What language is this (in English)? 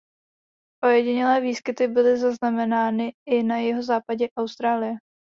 Czech